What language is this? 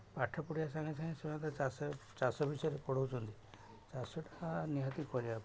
Odia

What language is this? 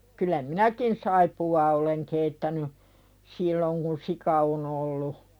Finnish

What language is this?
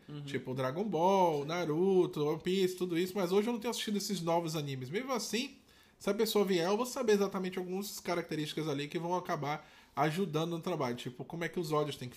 Portuguese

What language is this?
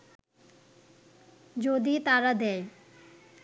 Bangla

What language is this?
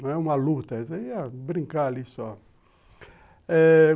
Portuguese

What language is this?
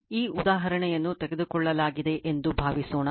Kannada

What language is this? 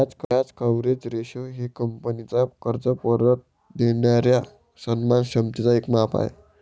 Marathi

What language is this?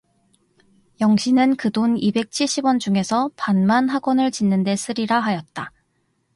Korean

